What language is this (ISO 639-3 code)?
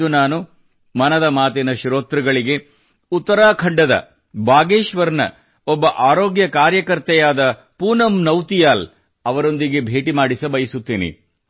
kan